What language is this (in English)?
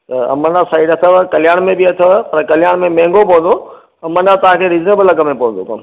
Sindhi